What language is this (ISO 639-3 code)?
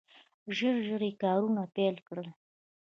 pus